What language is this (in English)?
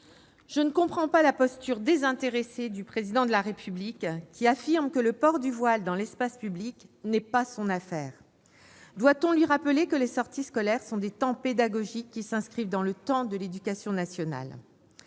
French